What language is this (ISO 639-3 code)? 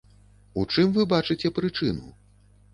bel